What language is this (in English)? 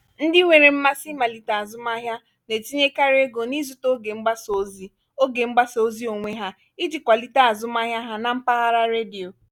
Igbo